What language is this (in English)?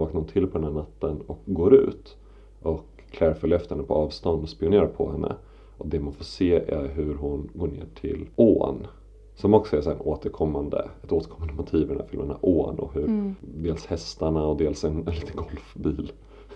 Swedish